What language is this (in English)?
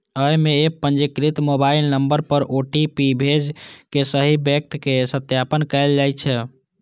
Maithili